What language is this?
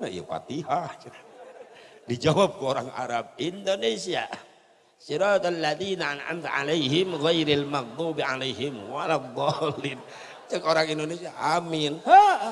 Indonesian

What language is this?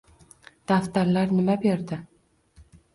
Uzbek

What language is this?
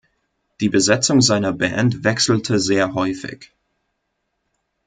German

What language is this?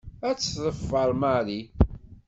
Kabyle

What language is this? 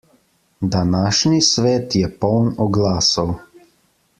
Slovenian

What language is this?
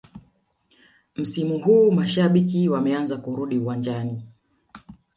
Swahili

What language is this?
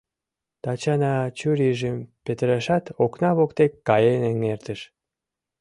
Mari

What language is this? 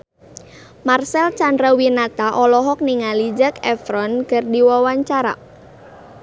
Sundanese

